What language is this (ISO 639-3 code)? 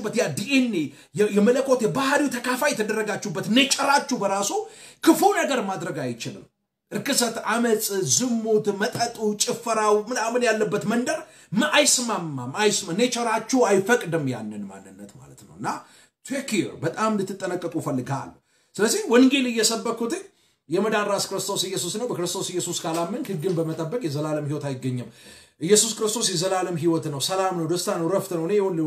ara